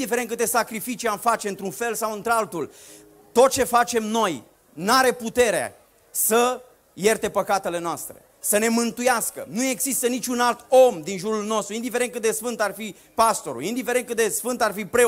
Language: Romanian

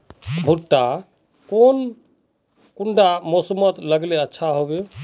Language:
Magahi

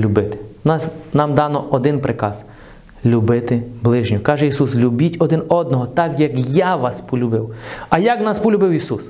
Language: Ukrainian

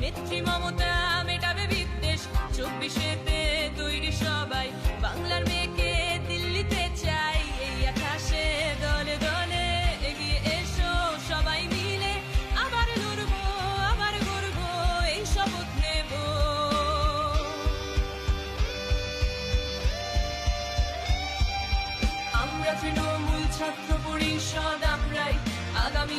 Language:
Romanian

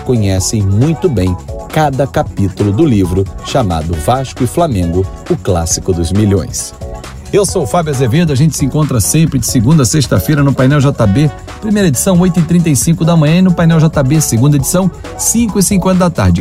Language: Portuguese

